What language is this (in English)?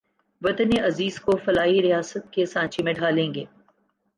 Urdu